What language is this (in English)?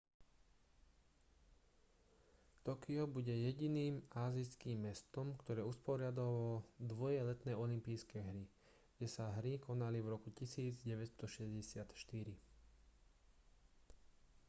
Slovak